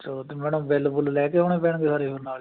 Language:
Punjabi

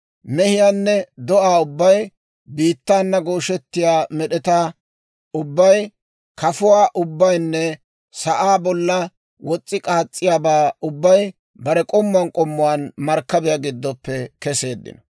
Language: Dawro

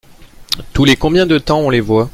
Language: French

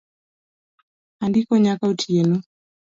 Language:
Luo (Kenya and Tanzania)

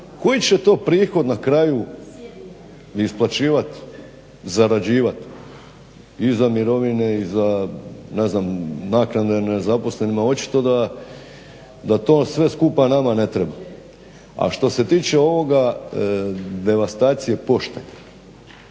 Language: Croatian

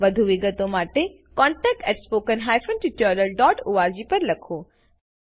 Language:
Gujarati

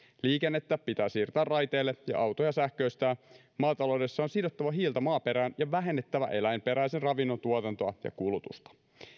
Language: Finnish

